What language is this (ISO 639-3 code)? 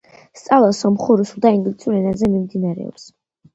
kat